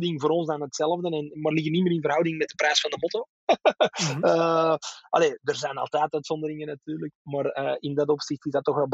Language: Dutch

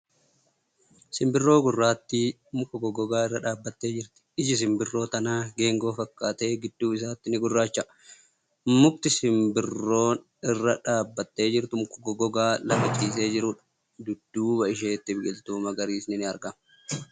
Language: Oromo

